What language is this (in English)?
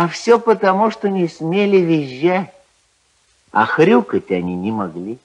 Russian